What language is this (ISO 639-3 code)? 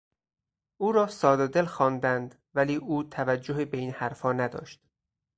fas